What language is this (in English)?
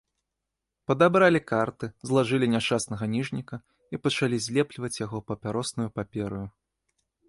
Belarusian